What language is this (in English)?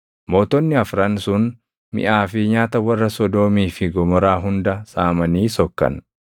Oromo